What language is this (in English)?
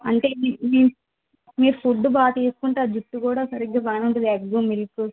Telugu